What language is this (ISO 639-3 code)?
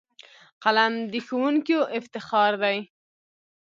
pus